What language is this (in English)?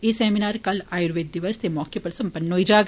Dogri